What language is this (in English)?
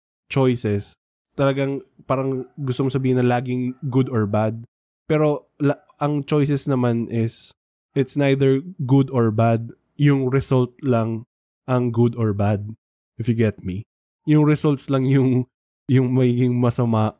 Filipino